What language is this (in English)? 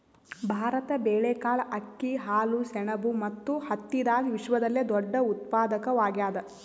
Kannada